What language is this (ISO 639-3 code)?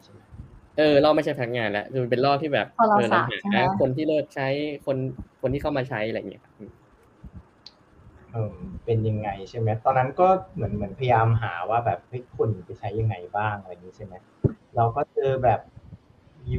tha